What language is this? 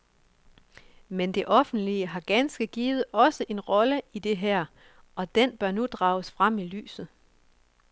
Danish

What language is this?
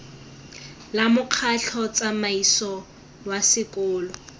Tswana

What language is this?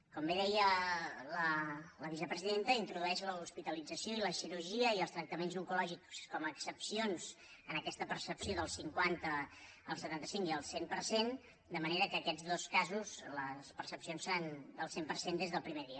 Catalan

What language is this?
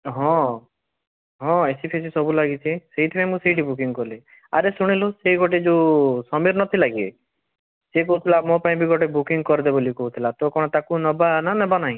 Odia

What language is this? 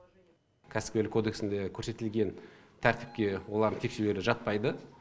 Kazakh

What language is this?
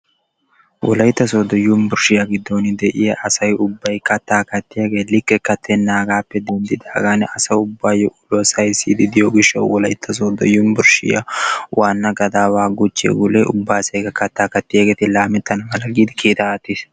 Wolaytta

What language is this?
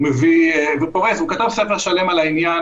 Hebrew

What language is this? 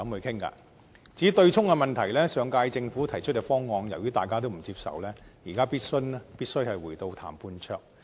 Cantonese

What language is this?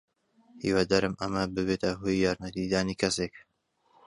Central Kurdish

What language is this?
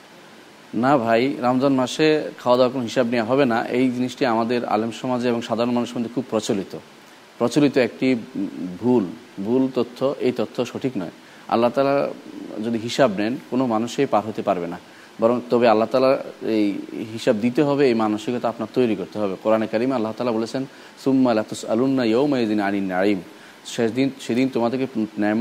Bangla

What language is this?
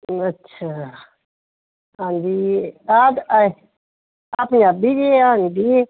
Punjabi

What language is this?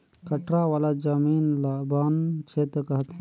Chhattisgarhi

